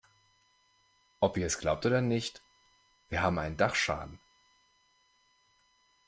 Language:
German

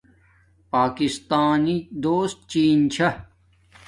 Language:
Domaaki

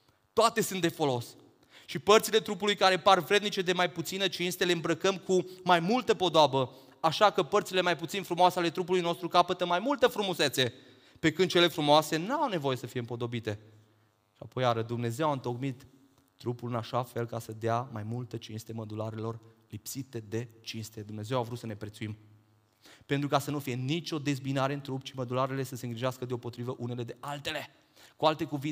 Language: Romanian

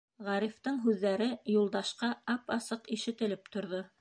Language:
Bashkir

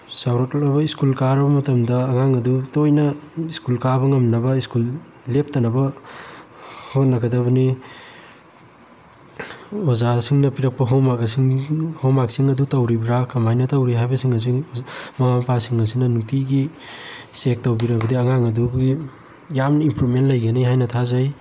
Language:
Manipuri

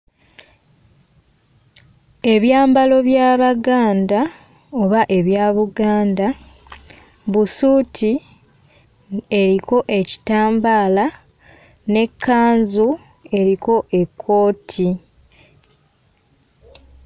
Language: Ganda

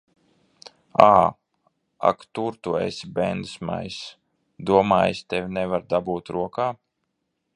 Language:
Latvian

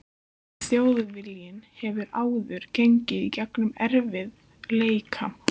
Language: Icelandic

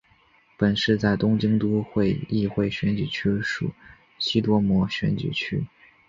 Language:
Chinese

